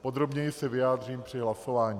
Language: Czech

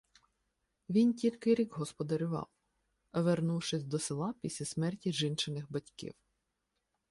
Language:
Ukrainian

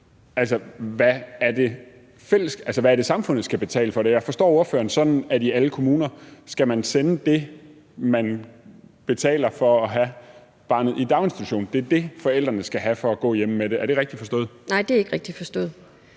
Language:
Danish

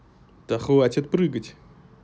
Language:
Russian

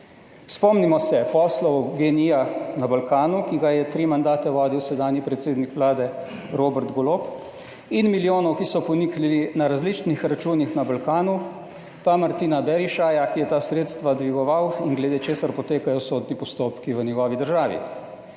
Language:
Slovenian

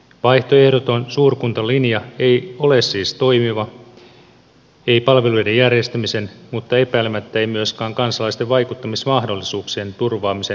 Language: Finnish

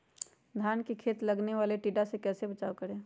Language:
Magahi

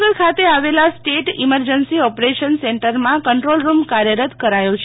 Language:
Gujarati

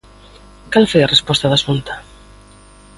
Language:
Galician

